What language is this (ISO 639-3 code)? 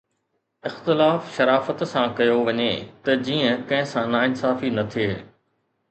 snd